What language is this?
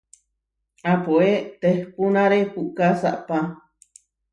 Huarijio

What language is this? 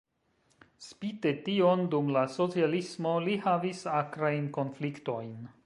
Esperanto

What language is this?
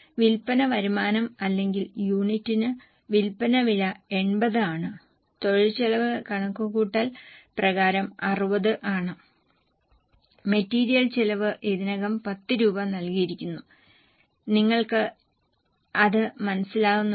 Malayalam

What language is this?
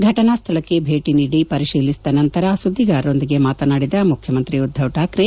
Kannada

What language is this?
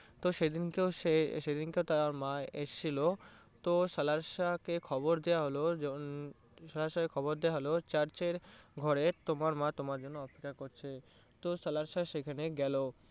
Bangla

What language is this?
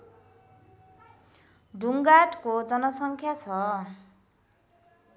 Nepali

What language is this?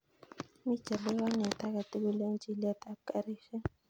Kalenjin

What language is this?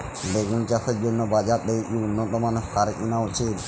Bangla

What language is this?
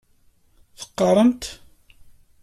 Kabyle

